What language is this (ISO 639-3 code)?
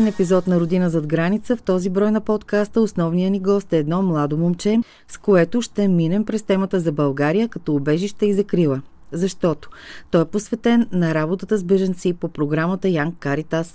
bul